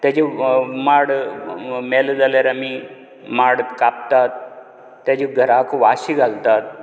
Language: Konkani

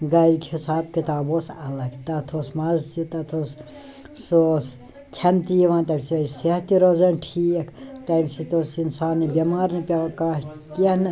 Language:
Kashmiri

